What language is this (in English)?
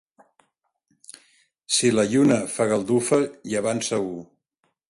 Catalan